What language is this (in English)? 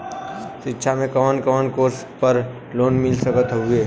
Bhojpuri